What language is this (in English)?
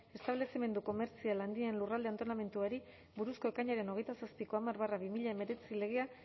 Basque